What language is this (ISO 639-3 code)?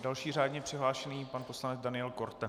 ces